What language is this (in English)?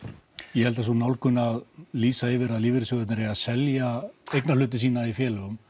Icelandic